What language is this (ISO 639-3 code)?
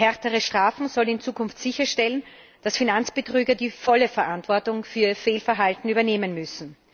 deu